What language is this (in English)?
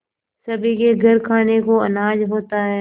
Hindi